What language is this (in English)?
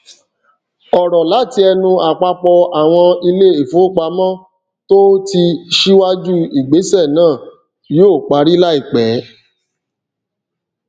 Yoruba